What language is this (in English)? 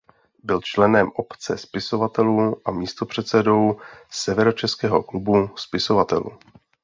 Czech